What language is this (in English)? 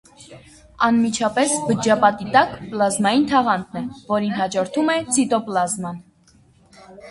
Armenian